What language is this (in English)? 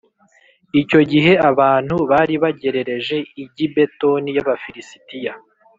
Kinyarwanda